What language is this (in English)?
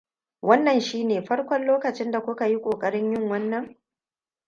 Hausa